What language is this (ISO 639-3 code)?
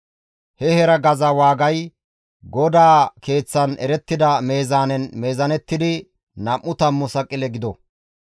gmv